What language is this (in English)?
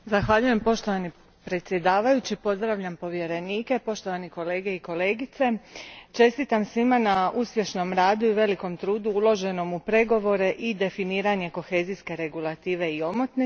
Croatian